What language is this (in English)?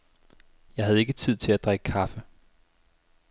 Danish